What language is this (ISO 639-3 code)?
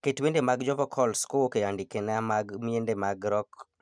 luo